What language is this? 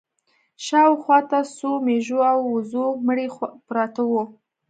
Pashto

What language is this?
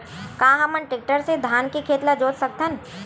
Chhattisgarhi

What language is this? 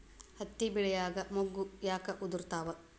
Kannada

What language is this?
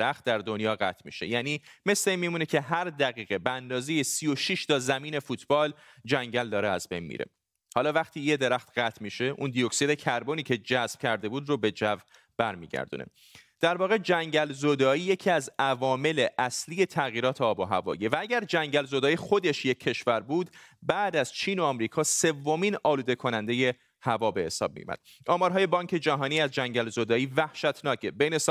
Persian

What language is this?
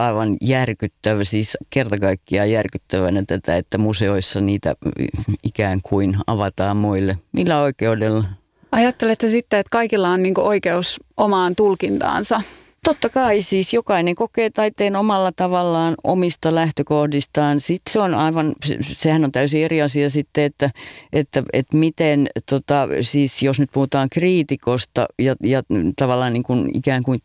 Finnish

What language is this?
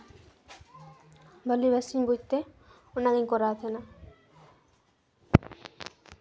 Santali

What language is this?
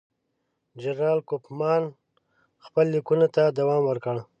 Pashto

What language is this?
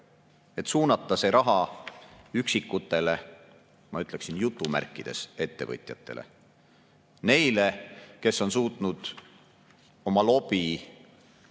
Estonian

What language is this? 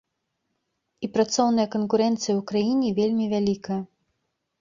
Belarusian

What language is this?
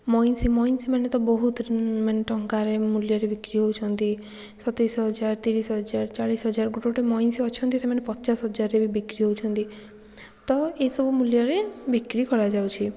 Odia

